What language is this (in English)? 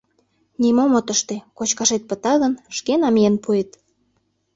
Mari